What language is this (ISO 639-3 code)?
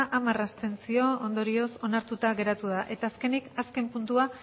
eus